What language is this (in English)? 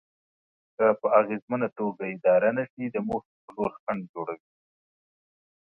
Pashto